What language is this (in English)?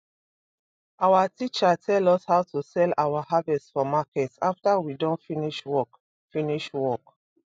Nigerian Pidgin